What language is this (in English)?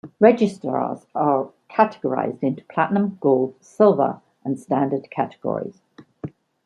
English